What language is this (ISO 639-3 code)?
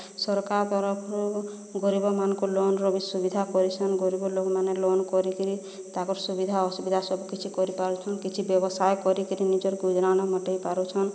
ori